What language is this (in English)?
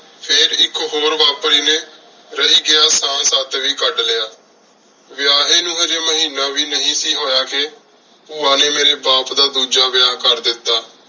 Punjabi